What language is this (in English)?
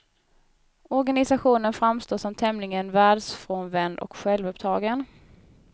Swedish